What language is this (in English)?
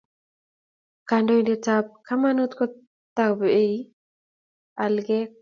Kalenjin